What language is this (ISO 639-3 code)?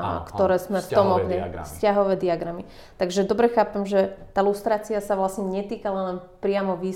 slk